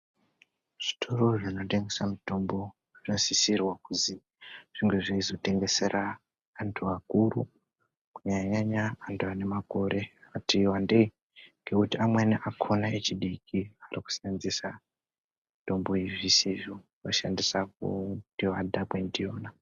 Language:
Ndau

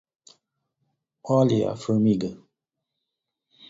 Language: Portuguese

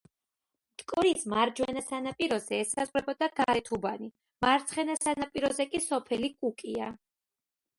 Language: Georgian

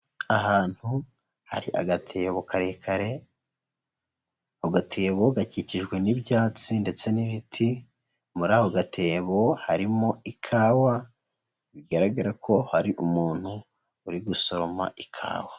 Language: Kinyarwanda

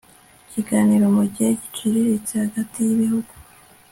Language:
Kinyarwanda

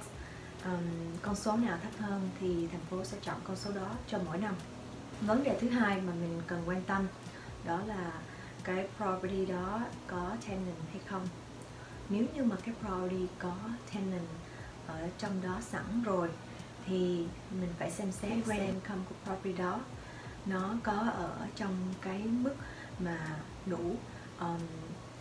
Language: Vietnamese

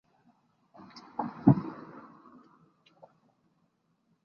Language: Chinese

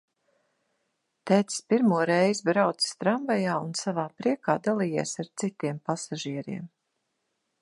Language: Latvian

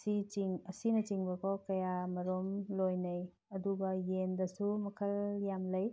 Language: Manipuri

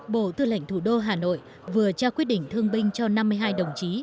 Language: Vietnamese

